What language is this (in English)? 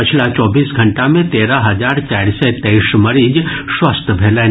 Maithili